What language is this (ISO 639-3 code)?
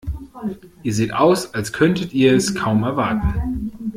deu